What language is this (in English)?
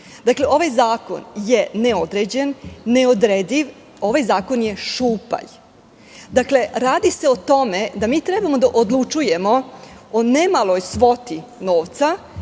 Serbian